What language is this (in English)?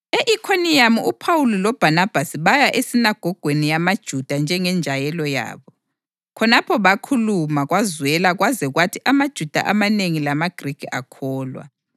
North Ndebele